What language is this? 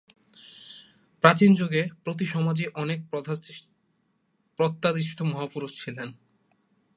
Bangla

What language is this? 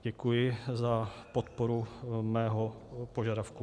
Czech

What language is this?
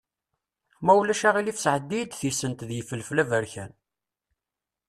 Kabyle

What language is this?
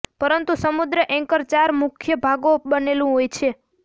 Gujarati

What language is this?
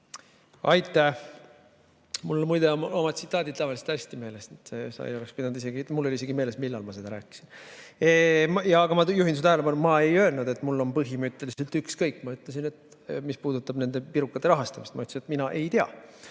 Estonian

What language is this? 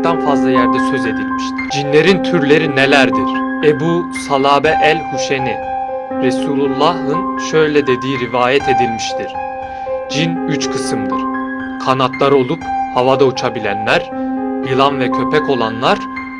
Turkish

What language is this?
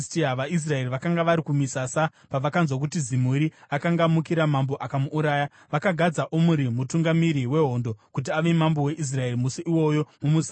Shona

